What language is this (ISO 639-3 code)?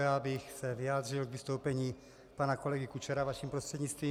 ces